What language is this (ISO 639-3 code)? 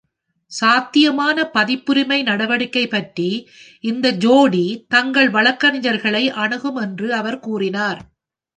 tam